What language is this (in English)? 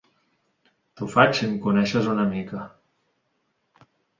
Catalan